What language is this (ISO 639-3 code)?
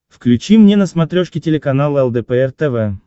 rus